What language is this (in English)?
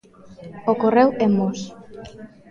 Galician